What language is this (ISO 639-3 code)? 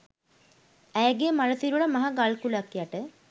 sin